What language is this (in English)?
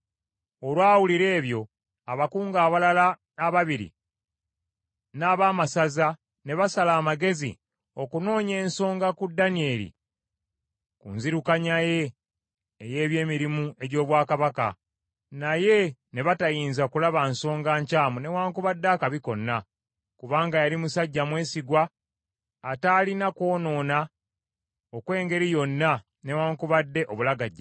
Ganda